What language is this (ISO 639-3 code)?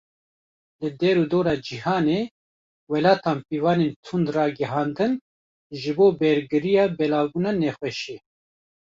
kur